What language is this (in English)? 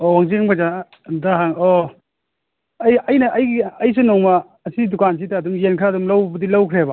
Manipuri